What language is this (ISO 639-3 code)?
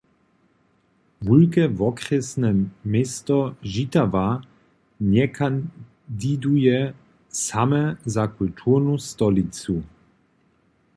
hsb